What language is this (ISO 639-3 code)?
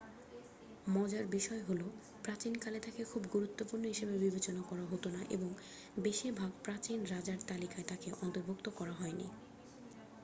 ben